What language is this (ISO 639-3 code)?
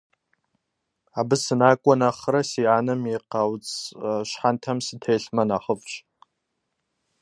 kbd